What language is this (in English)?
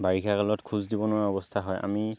Assamese